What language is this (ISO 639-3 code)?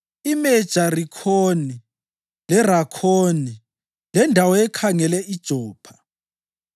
nde